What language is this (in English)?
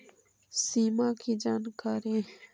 Magahi